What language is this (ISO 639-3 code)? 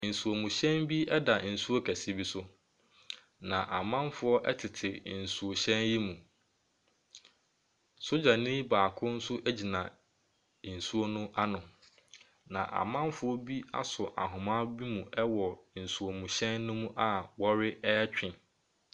aka